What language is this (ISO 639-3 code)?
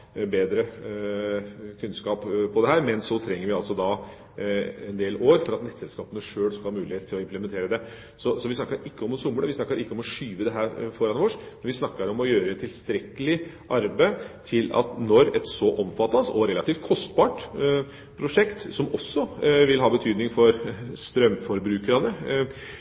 nob